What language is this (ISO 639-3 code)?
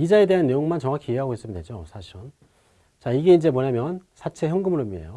kor